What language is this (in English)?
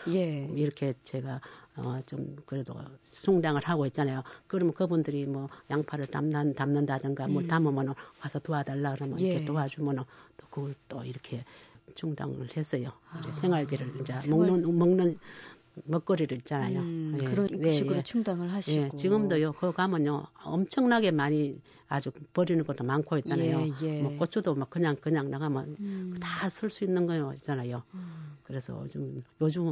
Korean